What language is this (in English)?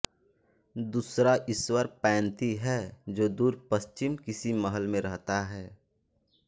Hindi